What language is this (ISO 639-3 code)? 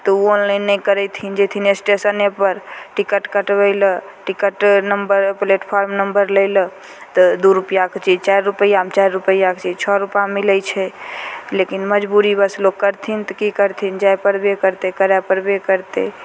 mai